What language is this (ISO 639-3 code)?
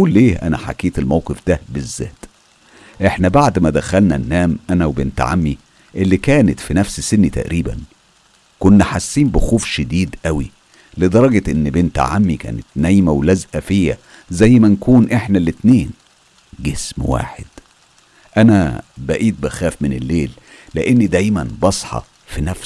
ara